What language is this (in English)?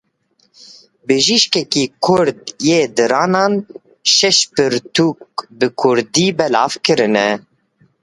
Kurdish